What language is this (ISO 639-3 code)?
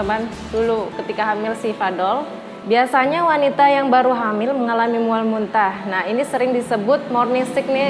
ind